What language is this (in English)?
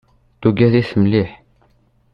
Kabyle